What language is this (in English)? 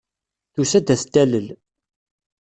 Kabyle